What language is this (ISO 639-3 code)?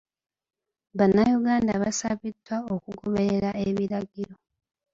lug